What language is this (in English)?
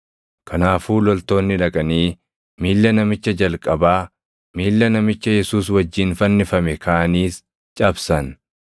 Oromo